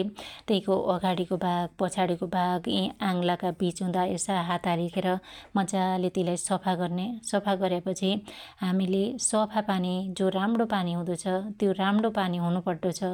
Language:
Dotyali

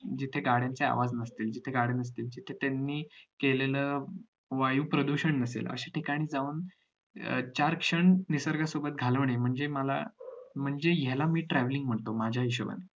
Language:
Marathi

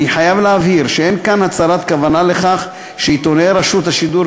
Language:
Hebrew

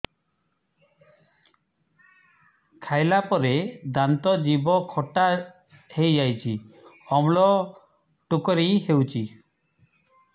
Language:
Odia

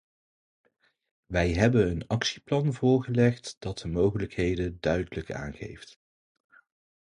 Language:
Dutch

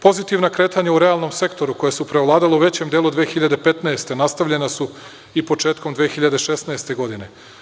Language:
Serbian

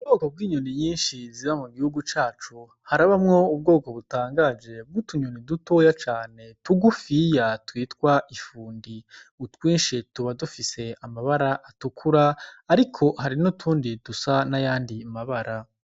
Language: Rundi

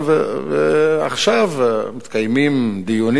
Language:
Hebrew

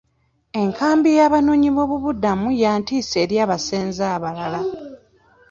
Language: Ganda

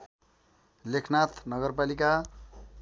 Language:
Nepali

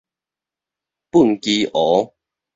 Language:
Min Nan Chinese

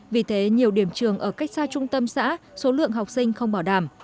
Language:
Vietnamese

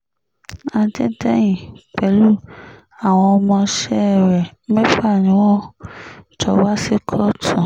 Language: Yoruba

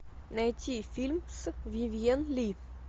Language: Russian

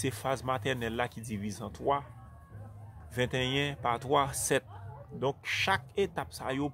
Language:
French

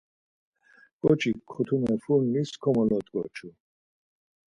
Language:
Laz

